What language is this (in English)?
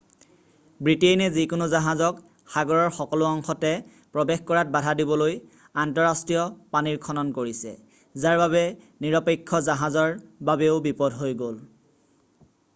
Assamese